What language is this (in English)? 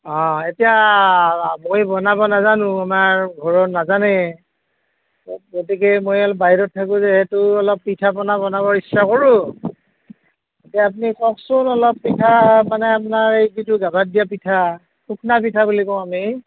Assamese